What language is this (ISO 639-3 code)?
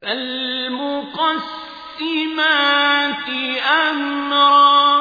ara